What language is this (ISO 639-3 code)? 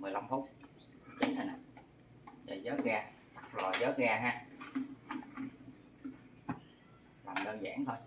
vie